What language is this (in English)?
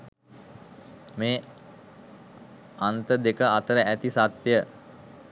Sinhala